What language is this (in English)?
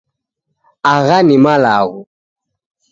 Taita